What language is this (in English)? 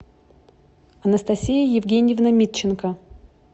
Russian